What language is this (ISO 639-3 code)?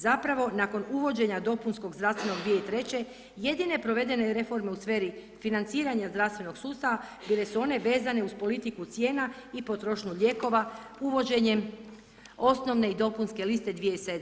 hrv